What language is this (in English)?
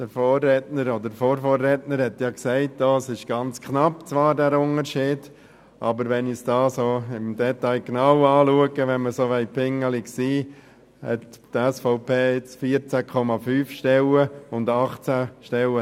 Swiss German